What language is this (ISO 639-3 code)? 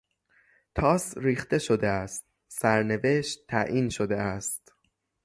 fas